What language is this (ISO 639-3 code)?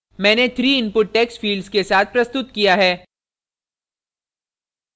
hin